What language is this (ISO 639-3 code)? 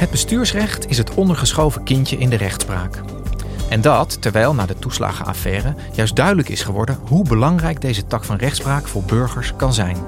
nld